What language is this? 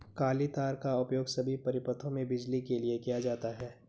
Hindi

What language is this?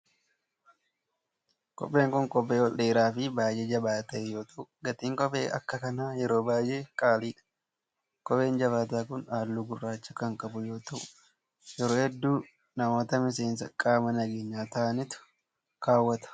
Oromo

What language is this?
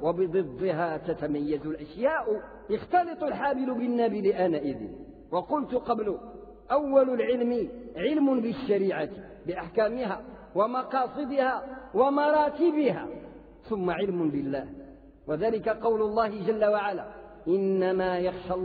Arabic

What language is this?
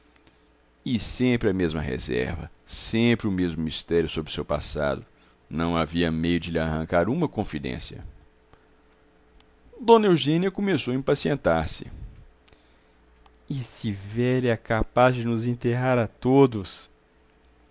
Portuguese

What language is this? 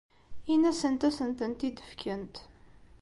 Kabyle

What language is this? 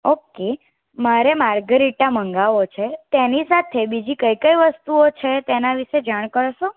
Gujarati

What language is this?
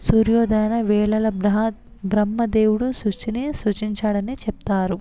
Telugu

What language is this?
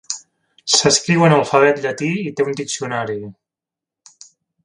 Catalan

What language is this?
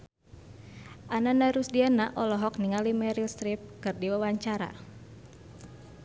Sundanese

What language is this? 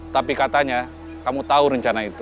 Indonesian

